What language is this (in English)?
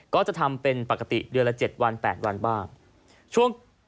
Thai